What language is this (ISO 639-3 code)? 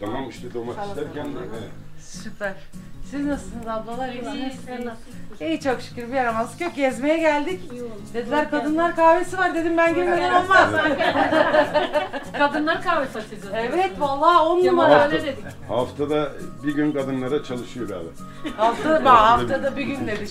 tur